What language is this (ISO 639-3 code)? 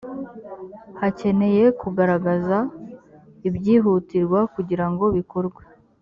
kin